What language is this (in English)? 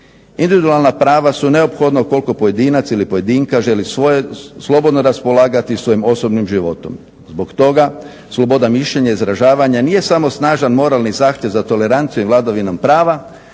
Croatian